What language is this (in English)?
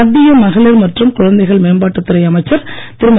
Tamil